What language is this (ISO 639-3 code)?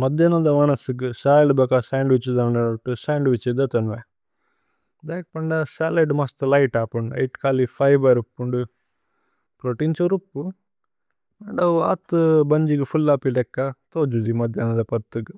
tcy